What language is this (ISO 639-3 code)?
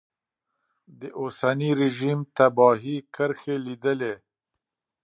pus